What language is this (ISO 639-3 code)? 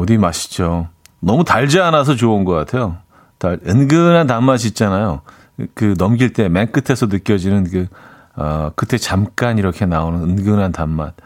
kor